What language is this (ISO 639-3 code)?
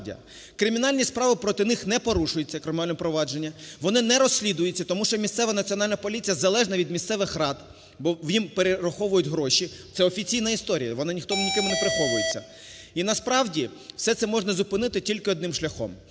ukr